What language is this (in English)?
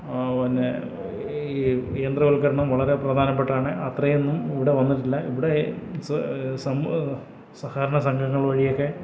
Malayalam